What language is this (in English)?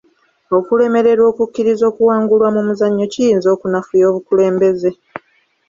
Ganda